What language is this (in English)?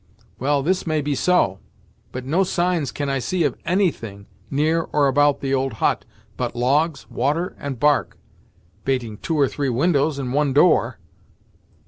English